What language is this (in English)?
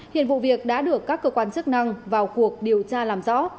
Vietnamese